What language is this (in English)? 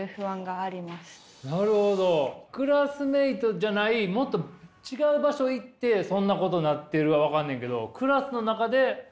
Japanese